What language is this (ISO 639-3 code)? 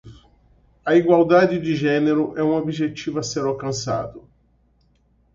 por